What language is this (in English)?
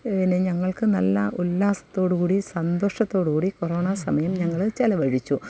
Malayalam